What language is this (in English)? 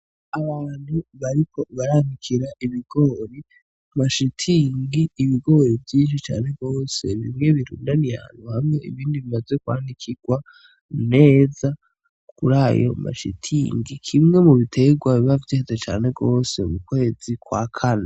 Rundi